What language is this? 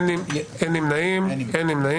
Hebrew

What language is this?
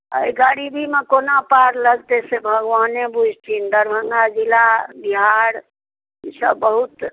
Maithili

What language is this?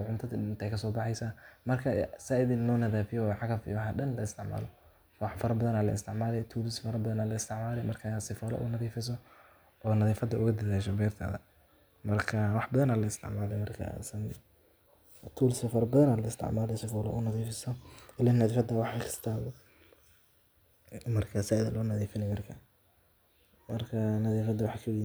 Somali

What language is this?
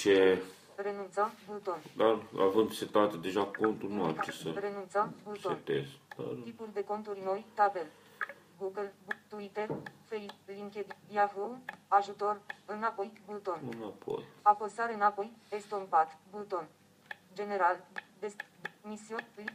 Romanian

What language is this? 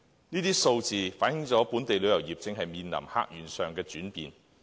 Cantonese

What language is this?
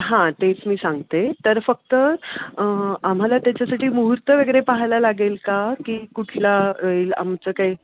Marathi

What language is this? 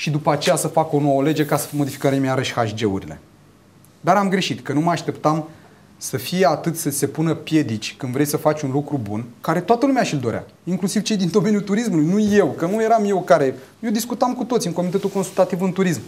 Romanian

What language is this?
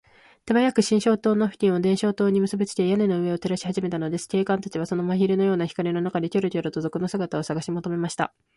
Japanese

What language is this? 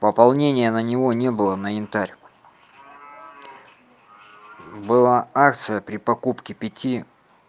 Russian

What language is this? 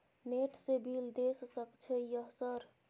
Maithili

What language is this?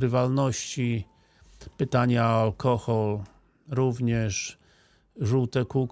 Polish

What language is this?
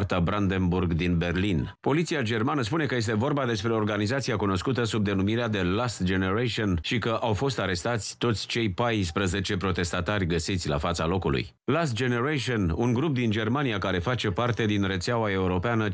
Romanian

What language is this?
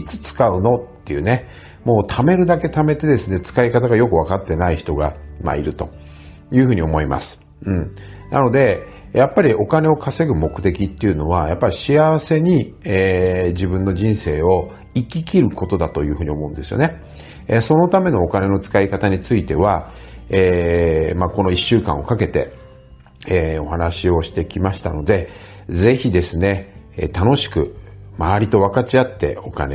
Japanese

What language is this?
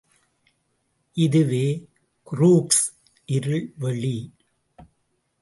Tamil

